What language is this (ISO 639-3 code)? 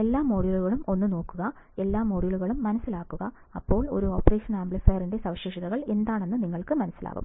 mal